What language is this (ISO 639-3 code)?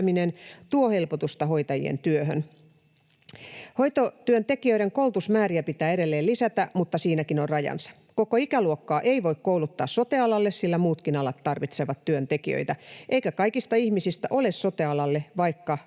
fin